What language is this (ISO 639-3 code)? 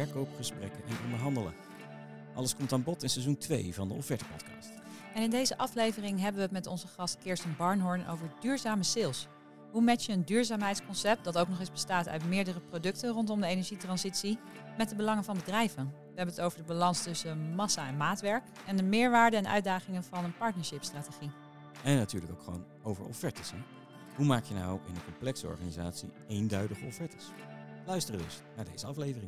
nld